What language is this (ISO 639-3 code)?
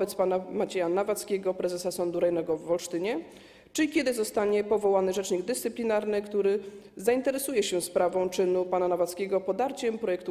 pol